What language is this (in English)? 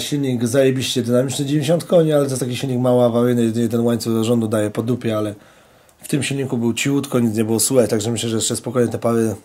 Polish